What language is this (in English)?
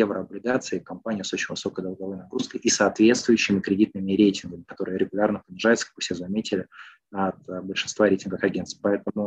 Russian